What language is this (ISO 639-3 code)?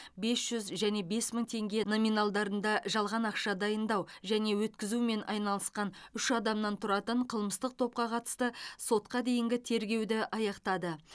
kaz